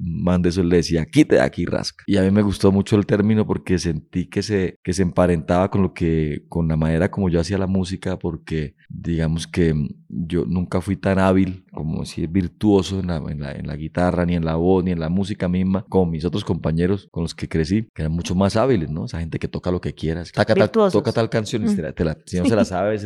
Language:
Spanish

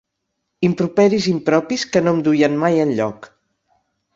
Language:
Catalan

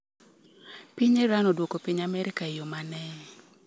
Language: Luo (Kenya and Tanzania)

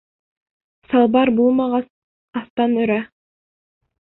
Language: Bashkir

